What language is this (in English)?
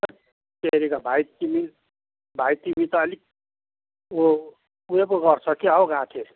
Nepali